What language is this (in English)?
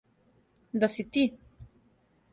Serbian